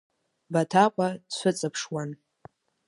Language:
Abkhazian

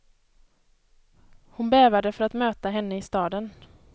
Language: Swedish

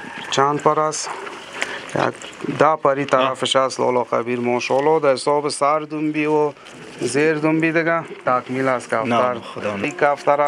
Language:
Romanian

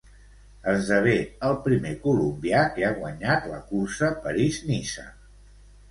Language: Catalan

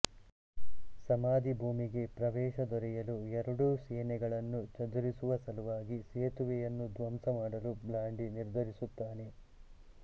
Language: Kannada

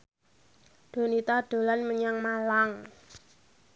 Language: Javanese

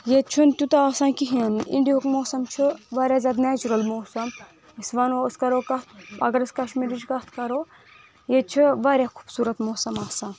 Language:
Kashmiri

